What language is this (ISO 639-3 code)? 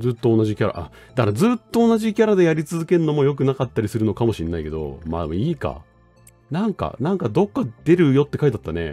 jpn